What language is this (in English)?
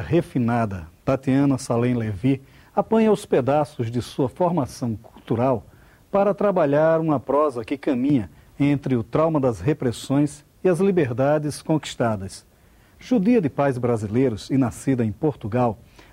Portuguese